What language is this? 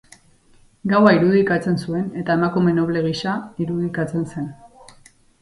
Basque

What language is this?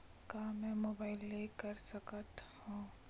Chhattisgarhi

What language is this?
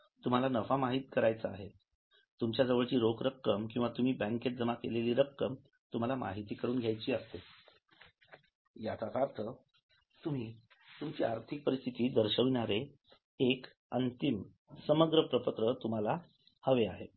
Marathi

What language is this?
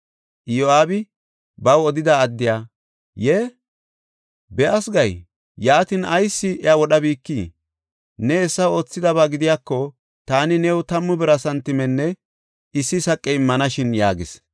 Gofa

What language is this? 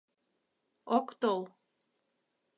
Mari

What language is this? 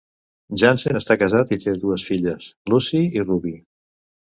Catalan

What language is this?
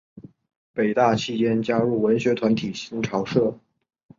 Chinese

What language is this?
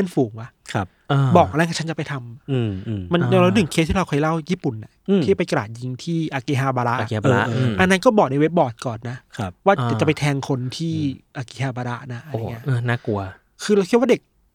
Thai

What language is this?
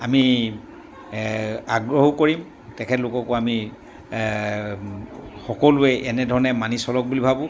Assamese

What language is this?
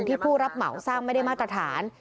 Thai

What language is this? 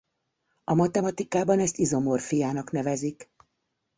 Hungarian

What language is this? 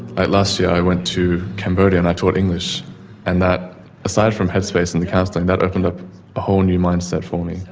English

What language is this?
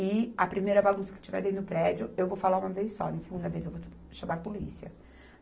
Portuguese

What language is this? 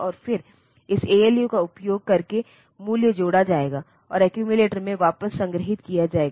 Hindi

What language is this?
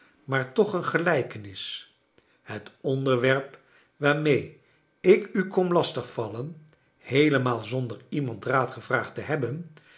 Dutch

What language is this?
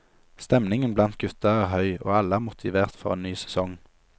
Norwegian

